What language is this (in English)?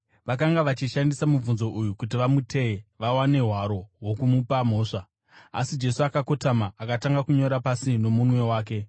Shona